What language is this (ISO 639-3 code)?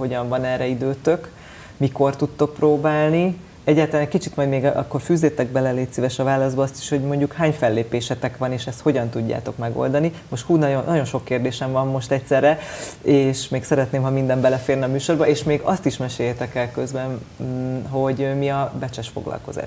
hun